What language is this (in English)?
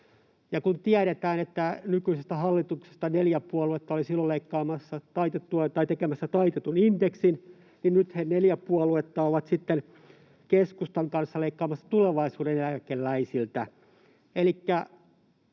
Finnish